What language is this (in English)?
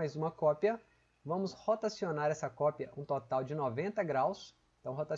Portuguese